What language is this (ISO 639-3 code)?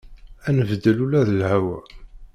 kab